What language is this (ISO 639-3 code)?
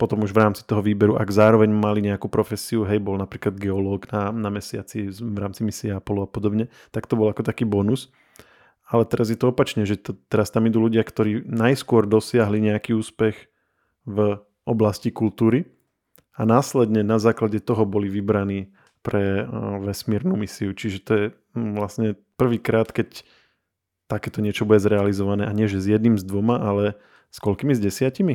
slk